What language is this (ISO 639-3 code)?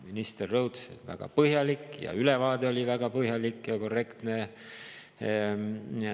est